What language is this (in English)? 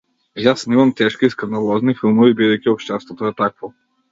Macedonian